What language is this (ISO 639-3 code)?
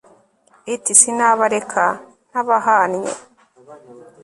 kin